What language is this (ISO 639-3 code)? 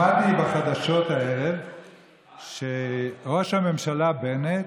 heb